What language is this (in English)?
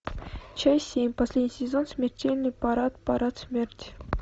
Russian